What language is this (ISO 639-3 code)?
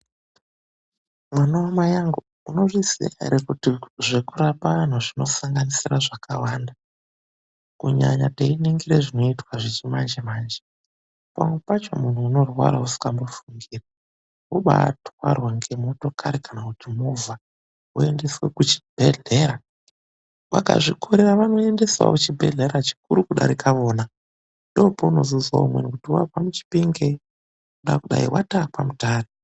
ndc